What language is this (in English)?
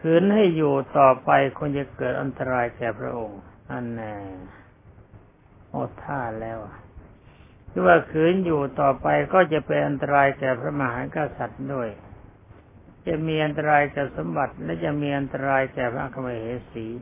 Thai